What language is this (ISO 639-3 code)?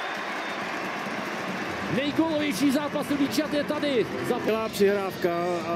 ces